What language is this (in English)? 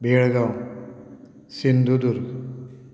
Konkani